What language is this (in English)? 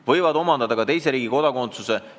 Estonian